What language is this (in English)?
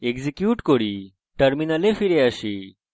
Bangla